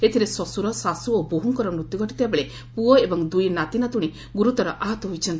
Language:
Odia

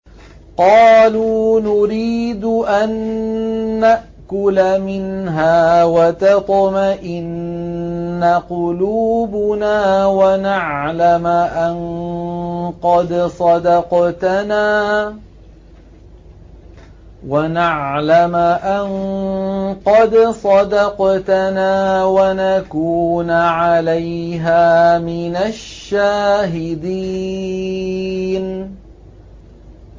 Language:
Arabic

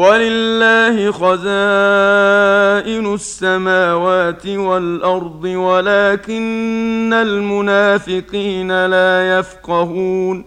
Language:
Arabic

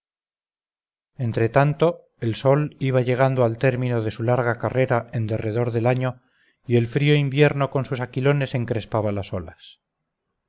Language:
Spanish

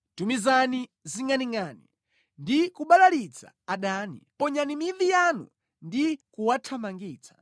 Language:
Nyanja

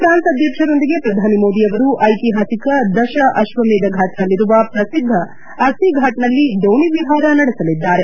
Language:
Kannada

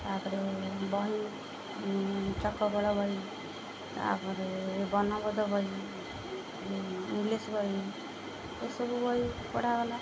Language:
Odia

